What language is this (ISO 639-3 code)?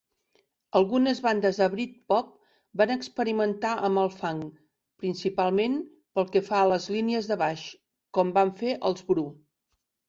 cat